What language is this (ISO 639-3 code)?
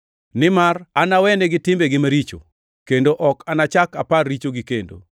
luo